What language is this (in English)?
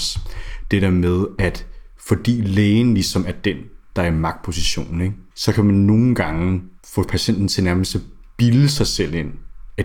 Danish